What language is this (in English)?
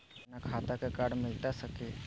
Magahi